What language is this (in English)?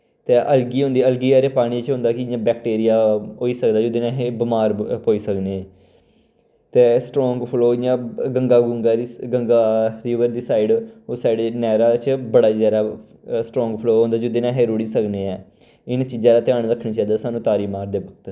Dogri